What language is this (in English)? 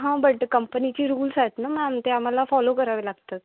Marathi